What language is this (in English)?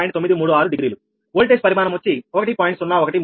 Telugu